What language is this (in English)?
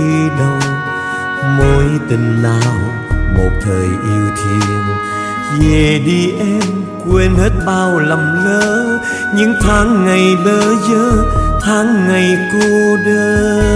Vietnamese